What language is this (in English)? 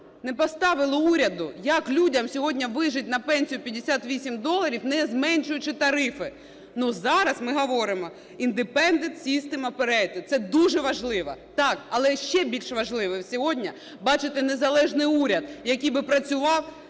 Ukrainian